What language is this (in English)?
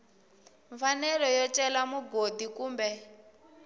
Tsonga